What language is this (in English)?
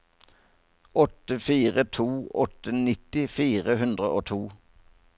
Norwegian